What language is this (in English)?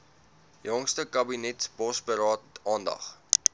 Afrikaans